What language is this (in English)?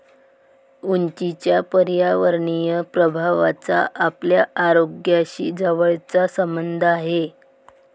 Marathi